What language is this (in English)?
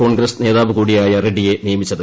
Malayalam